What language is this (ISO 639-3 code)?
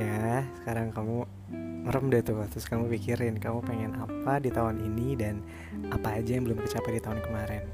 ind